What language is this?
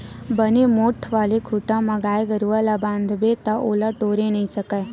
Chhattisgarhi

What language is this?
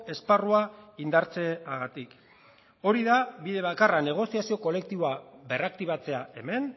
Basque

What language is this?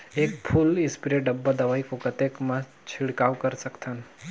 Chhattisgarhi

